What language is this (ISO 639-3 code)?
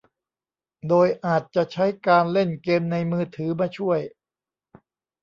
tha